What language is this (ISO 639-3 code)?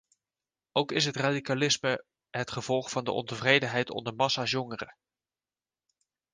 nld